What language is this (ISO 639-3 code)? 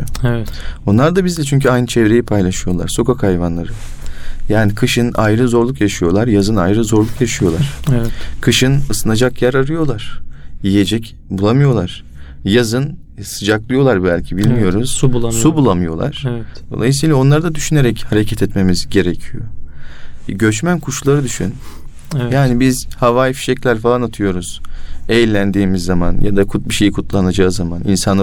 tur